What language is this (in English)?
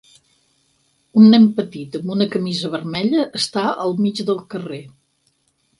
Catalan